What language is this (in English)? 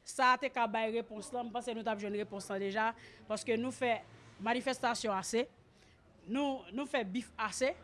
French